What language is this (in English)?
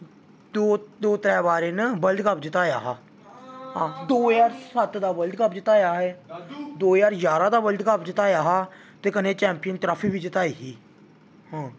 Dogri